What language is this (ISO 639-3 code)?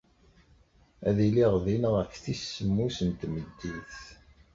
kab